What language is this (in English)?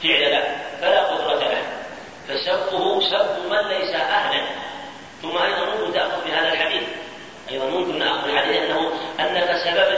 Arabic